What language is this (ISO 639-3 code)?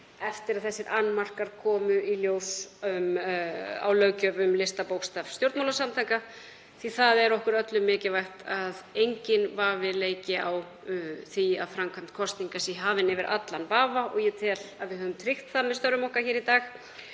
isl